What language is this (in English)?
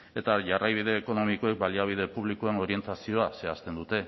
Basque